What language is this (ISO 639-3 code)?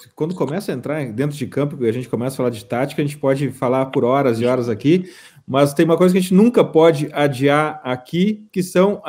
por